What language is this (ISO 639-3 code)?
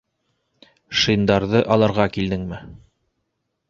bak